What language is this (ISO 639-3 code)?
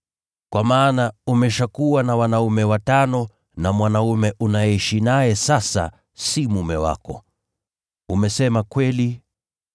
swa